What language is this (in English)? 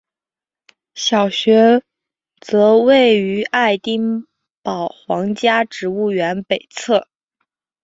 Chinese